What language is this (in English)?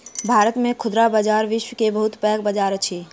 Maithili